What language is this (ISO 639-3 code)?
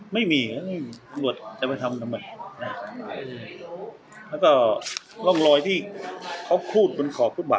tha